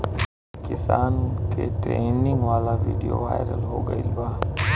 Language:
Bhojpuri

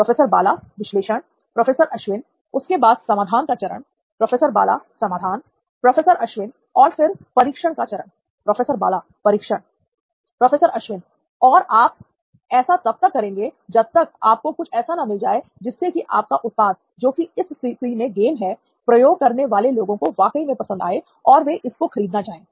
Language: Hindi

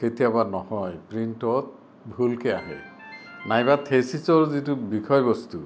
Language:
Assamese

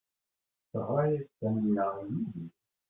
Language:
Kabyle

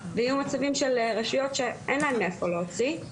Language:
Hebrew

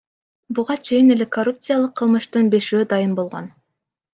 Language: Kyrgyz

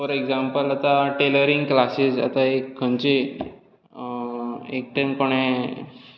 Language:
Konkani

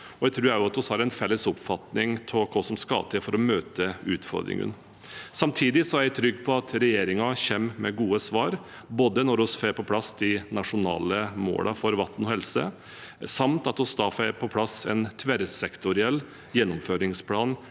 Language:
Norwegian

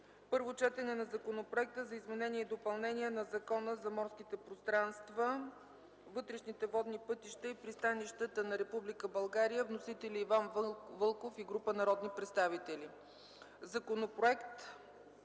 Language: Bulgarian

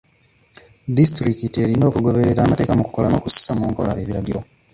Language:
Ganda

